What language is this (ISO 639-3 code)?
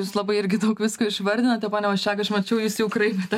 lit